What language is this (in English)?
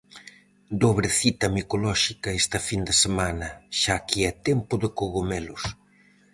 Galician